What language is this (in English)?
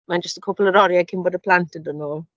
Welsh